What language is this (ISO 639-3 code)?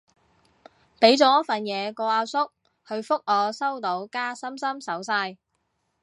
yue